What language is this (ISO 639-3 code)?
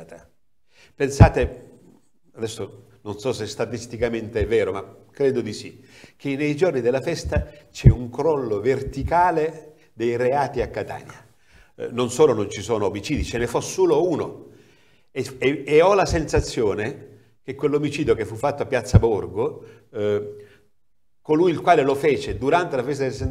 ita